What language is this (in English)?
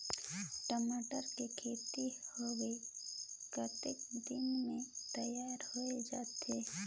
Chhattisgarhi